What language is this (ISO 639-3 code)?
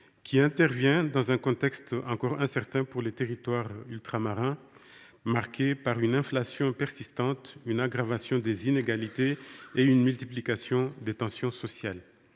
fra